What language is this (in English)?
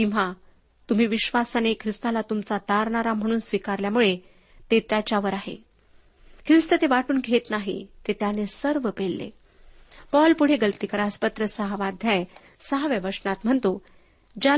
Marathi